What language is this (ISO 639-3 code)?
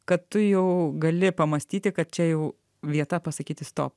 lit